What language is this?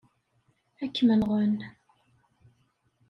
Kabyle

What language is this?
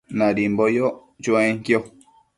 Matsés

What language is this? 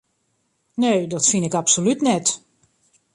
Western Frisian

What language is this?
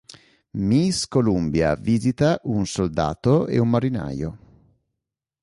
Italian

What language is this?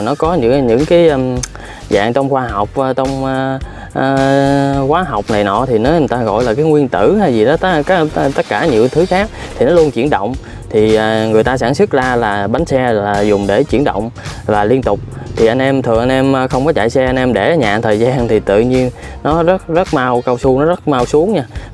Vietnamese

